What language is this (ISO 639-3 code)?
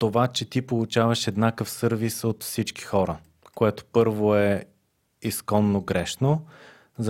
bul